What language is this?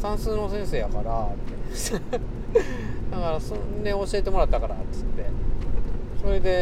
Japanese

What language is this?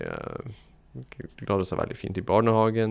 Norwegian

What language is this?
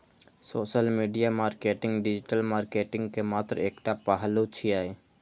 Maithili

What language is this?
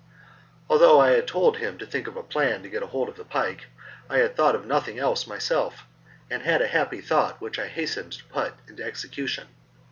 English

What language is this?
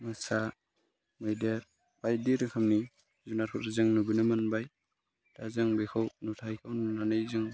Bodo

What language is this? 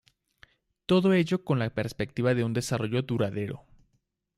Spanish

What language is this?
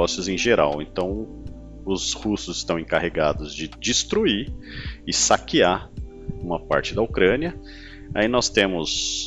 Portuguese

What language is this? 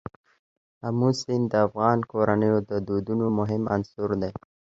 Pashto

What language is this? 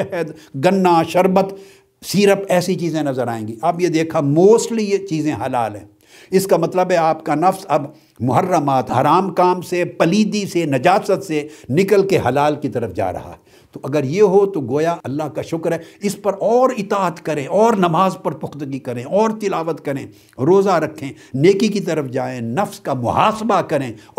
Urdu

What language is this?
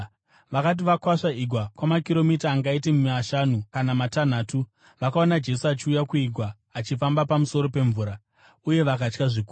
Shona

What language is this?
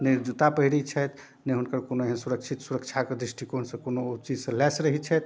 Maithili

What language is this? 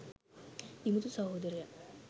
Sinhala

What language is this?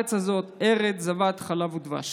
Hebrew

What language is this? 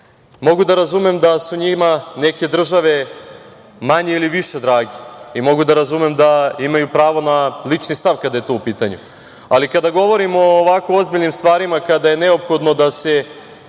Serbian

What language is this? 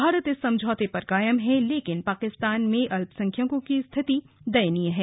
Hindi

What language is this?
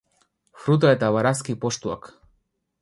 Basque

